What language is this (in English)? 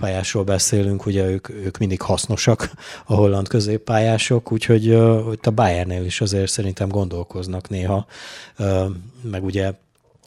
Hungarian